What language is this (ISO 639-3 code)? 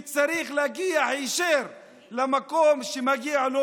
heb